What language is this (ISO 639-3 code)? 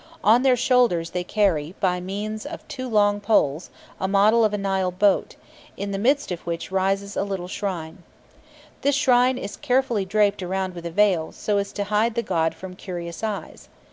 eng